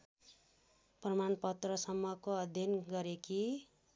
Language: Nepali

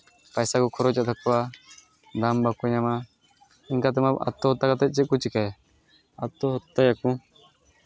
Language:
Santali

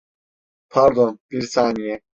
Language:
Turkish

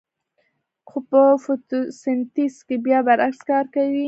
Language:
Pashto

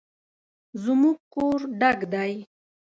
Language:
Pashto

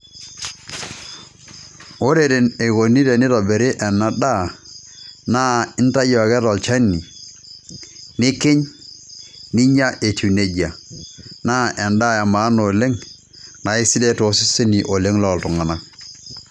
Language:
Masai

